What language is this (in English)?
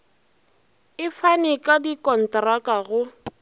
Northern Sotho